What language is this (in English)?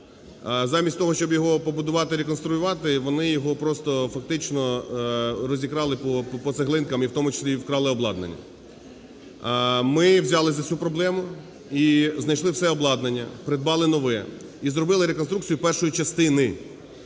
Ukrainian